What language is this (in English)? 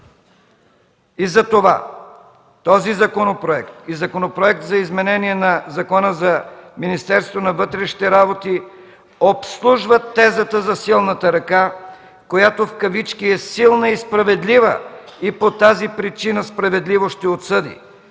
Bulgarian